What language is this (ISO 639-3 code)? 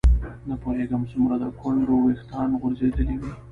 pus